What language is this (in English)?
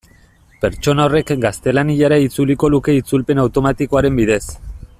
Basque